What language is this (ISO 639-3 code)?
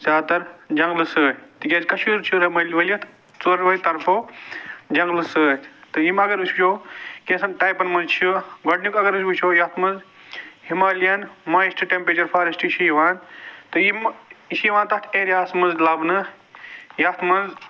kas